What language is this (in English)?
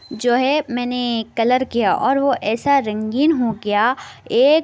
Urdu